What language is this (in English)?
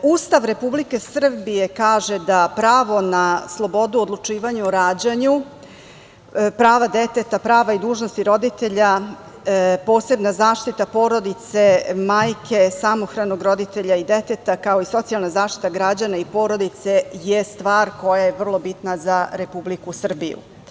Serbian